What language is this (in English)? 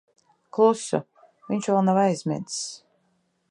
Latvian